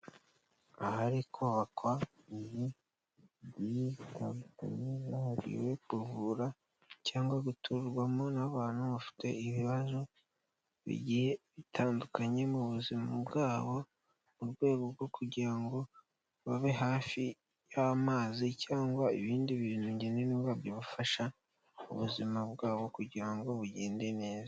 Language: Kinyarwanda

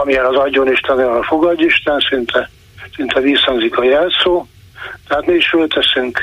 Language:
Hungarian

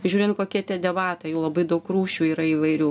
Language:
Lithuanian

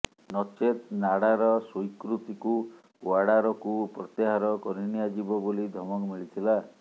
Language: Odia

